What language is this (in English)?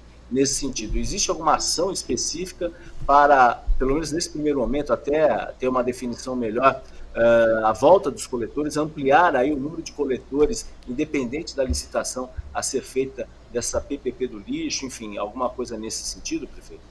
Portuguese